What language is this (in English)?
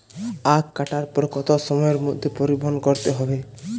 Bangla